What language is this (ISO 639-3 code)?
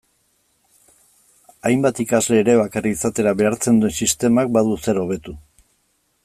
eus